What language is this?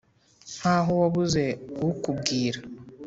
Kinyarwanda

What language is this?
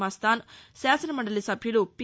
Telugu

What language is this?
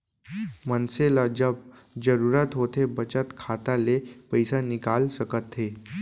Chhattisgarhi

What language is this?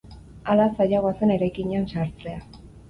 Basque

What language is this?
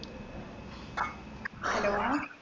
Malayalam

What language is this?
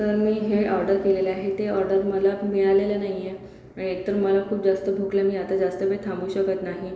Marathi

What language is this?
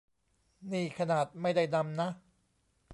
Thai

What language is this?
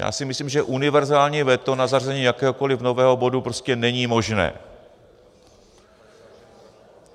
Czech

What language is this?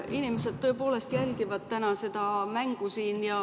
Estonian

